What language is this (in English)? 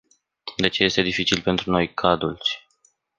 Romanian